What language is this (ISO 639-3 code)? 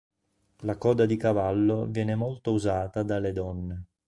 ita